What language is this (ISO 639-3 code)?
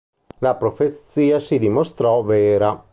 ita